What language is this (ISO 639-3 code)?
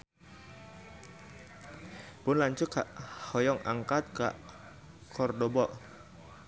sun